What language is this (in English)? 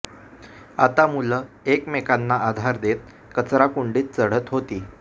Marathi